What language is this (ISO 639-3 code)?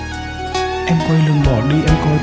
vie